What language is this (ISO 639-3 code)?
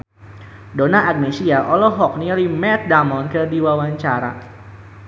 sun